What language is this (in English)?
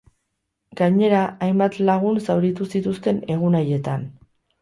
Basque